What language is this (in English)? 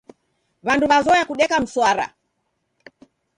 Taita